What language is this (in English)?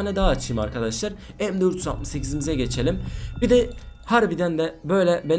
Turkish